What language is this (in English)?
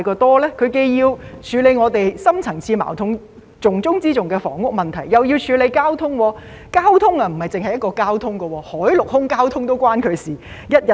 Cantonese